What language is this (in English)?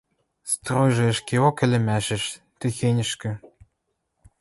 Western Mari